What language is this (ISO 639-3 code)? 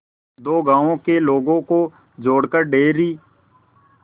hin